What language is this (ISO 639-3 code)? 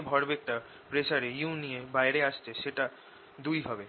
ben